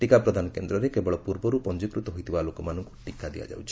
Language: Odia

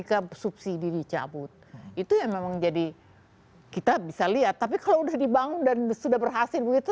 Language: Indonesian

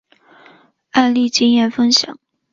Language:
Chinese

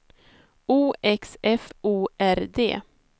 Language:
Swedish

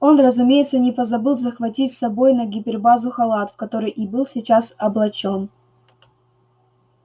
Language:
Russian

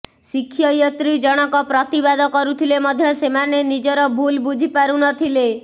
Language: Odia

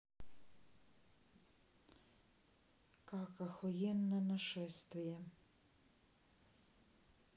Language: Russian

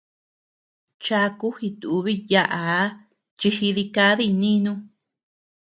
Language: Tepeuxila Cuicatec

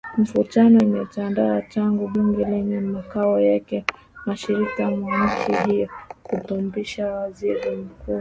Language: Swahili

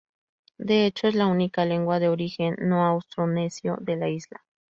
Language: Spanish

